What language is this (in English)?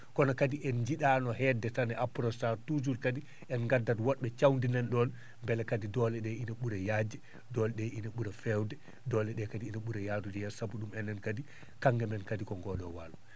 Fula